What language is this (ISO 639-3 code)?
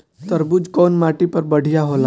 bho